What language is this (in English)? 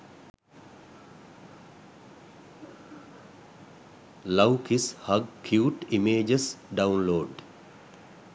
Sinhala